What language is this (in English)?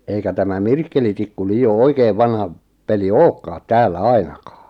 Finnish